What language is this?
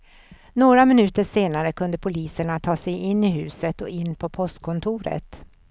Swedish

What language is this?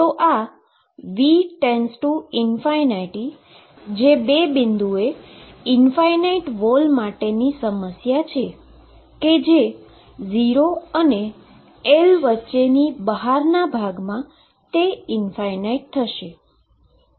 Gujarati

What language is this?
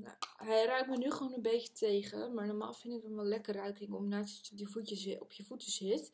Dutch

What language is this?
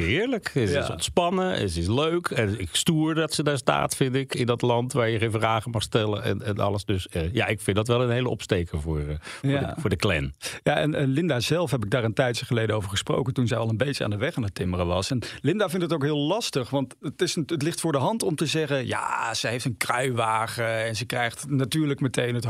Dutch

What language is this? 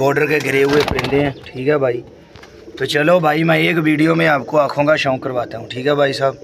Hindi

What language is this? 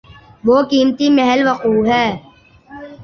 Urdu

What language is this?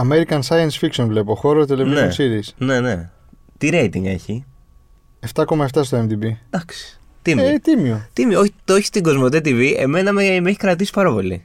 Greek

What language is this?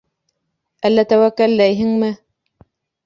Bashkir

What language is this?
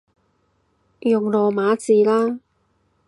Cantonese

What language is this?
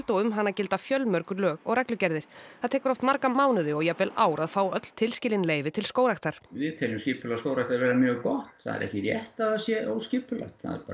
Icelandic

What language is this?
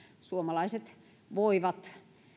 Finnish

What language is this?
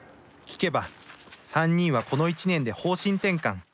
Japanese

